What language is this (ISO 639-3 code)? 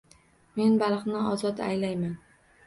uzb